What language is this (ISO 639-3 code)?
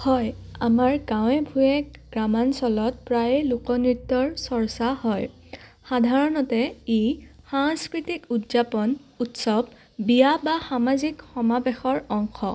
asm